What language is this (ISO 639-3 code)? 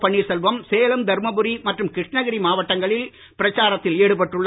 tam